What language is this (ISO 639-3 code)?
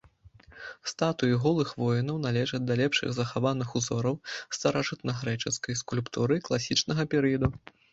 bel